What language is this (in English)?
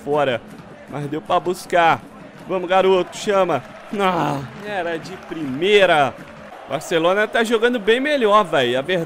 Portuguese